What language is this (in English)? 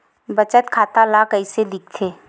Chhattisgarhi